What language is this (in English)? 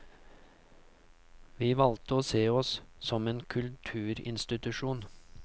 Norwegian